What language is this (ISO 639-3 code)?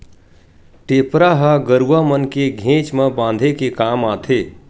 hne